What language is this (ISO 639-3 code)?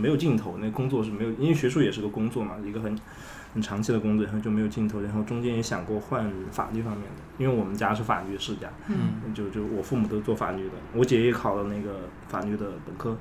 zho